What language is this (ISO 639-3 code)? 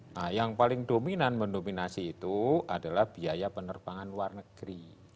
ind